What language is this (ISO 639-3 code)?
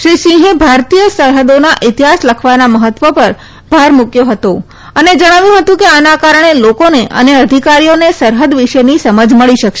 guj